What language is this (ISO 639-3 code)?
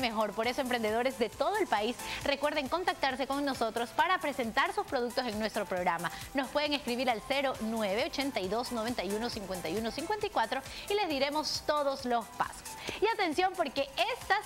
spa